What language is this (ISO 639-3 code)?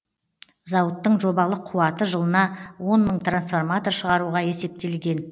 kaz